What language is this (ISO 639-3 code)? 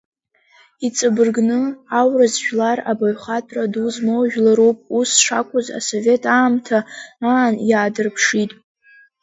abk